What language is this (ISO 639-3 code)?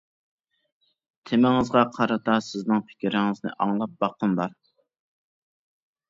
uig